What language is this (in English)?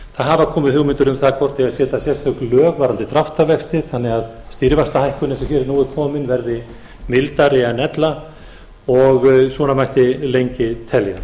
Icelandic